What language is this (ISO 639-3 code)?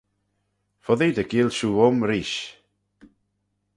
glv